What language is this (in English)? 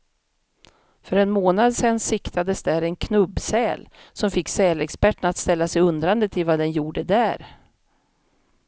Swedish